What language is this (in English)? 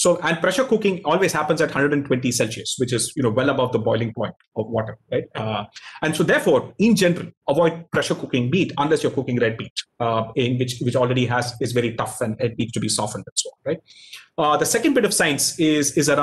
English